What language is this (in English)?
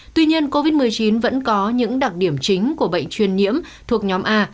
Vietnamese